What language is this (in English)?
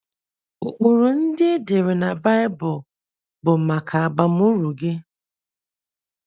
Igbo